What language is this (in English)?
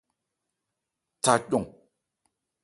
Ebrié